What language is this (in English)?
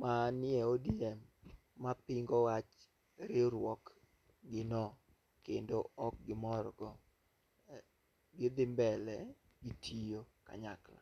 Luo (Kenya and Tanzania)